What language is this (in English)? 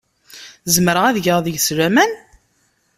Kabyle